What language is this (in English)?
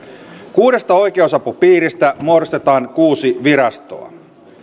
Finnish